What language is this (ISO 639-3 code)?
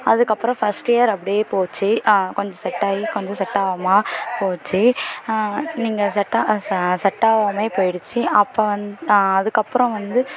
tam